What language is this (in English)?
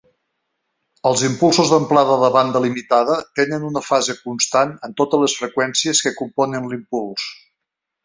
Catalan